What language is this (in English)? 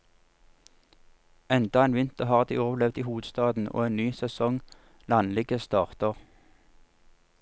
Norwegian